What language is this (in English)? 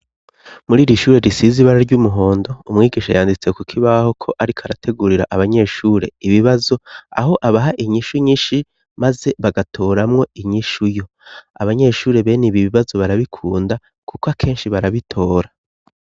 Rundi